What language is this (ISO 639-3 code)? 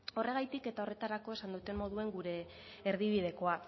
eus